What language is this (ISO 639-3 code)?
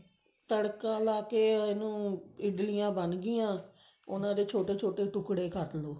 pan